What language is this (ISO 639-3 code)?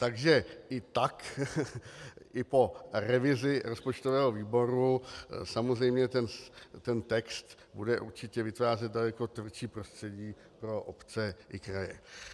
ces